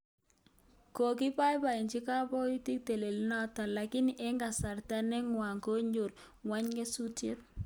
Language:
Kalenjin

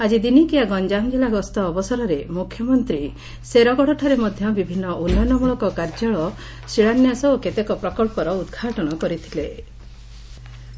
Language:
Odia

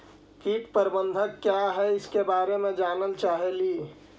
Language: Magahi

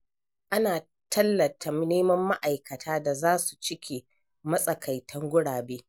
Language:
Hausa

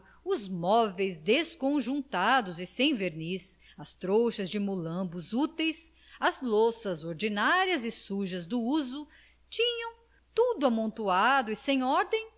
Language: Portuguese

